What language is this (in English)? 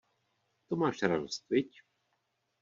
Czech